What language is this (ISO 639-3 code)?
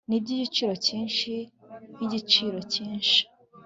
kin